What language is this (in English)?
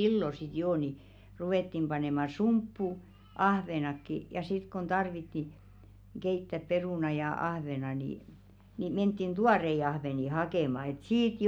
Finnish